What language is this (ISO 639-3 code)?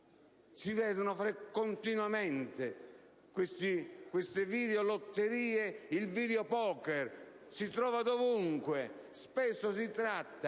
ita